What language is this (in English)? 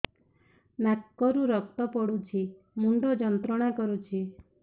Odia